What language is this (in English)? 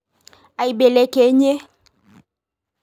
Masai